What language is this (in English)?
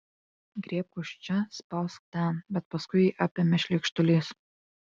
Lithuanian